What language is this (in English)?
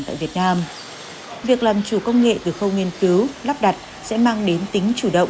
Vietnamese